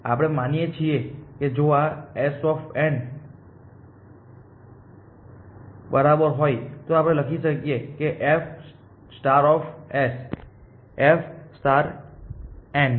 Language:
Gujarati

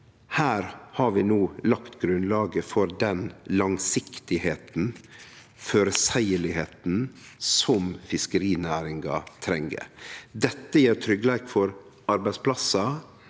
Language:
Norwegian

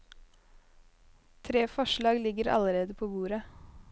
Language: Norwegian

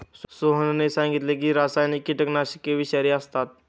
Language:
Marathi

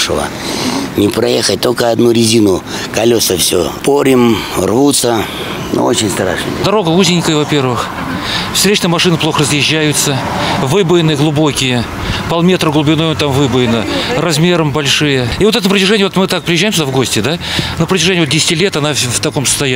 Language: Russian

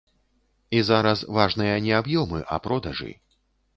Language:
Belarusian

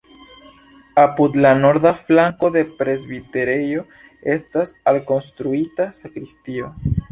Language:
Esperanto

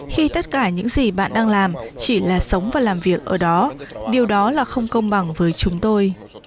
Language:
Vietnamese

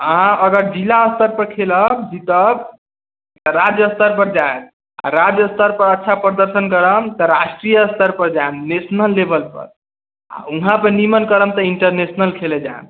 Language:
Maithili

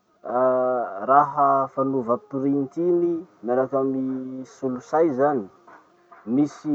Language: Masikoro Malagasy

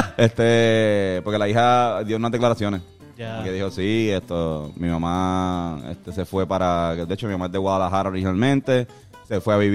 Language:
Spanish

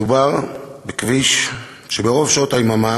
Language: Hebrew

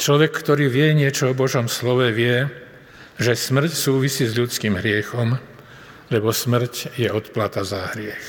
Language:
Slovak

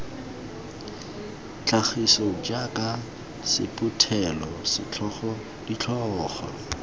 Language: Tswana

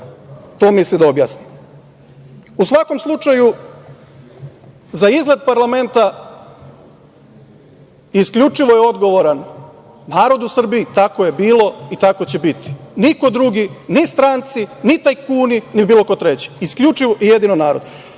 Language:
Serbian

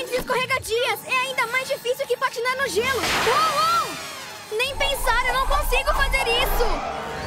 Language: Portuguese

